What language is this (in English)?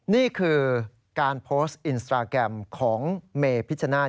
Thai